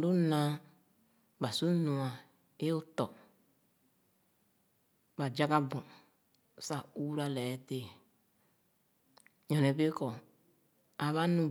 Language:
Khana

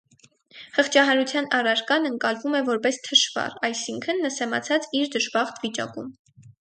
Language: Armenian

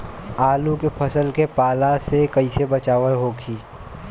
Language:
Bhojpuri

